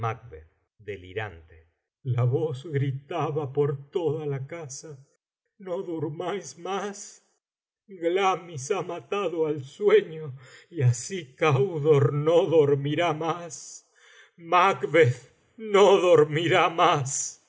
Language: Spanish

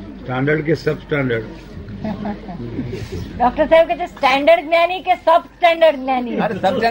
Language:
Gujarati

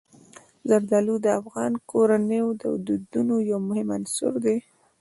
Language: Pashto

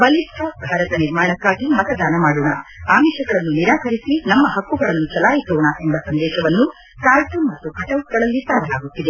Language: Kannada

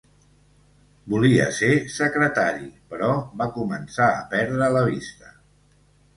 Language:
Catalan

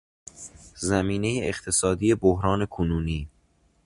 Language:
Persian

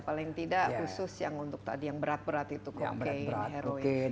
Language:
Indonesian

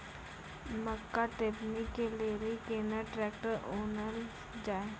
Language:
Maithili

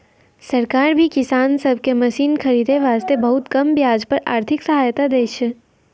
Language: Maithili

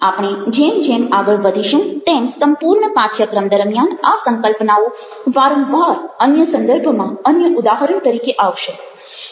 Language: Gujarati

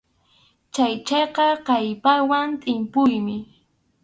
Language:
Arequipa-La Unión Quechua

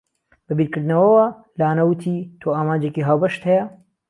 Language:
Central Kurdish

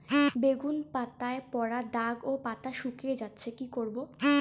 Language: Bangla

